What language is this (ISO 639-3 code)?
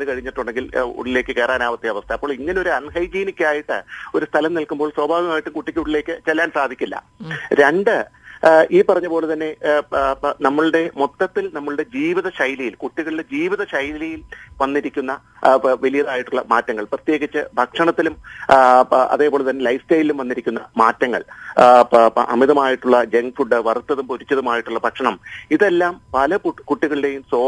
mal